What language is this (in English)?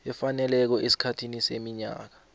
South Ndebele